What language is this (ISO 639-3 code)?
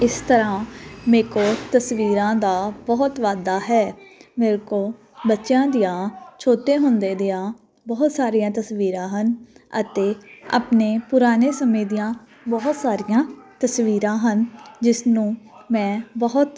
pan